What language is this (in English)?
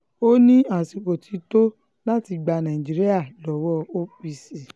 Yoruba